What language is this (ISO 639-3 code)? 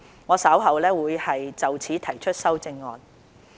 yue